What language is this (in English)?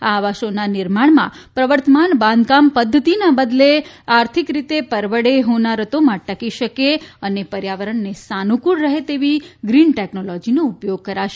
Gujarati